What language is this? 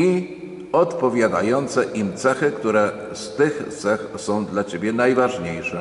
Polish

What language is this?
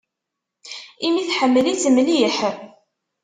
Kabyle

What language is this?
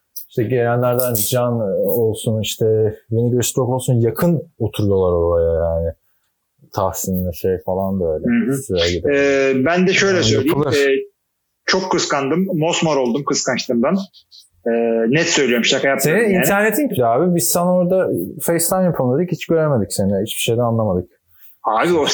Turkish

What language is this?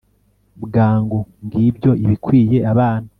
Kinyarwanda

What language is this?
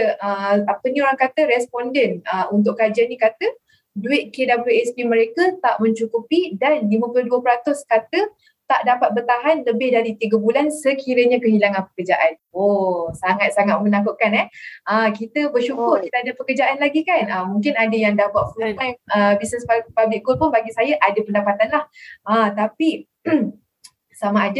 Malay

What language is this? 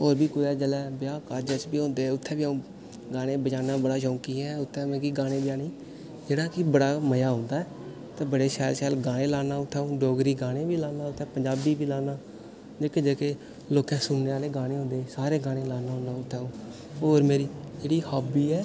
Dogri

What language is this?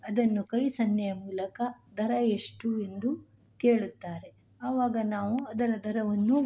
Kannada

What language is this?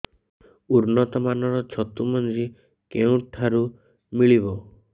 Odia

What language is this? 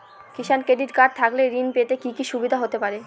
Bangla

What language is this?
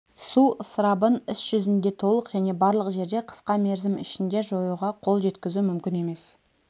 Kazakh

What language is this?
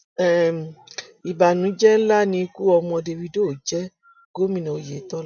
Yoruba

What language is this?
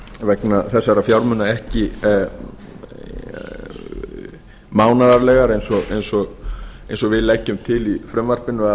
Icelandic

